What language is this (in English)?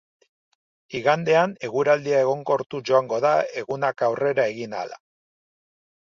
Basque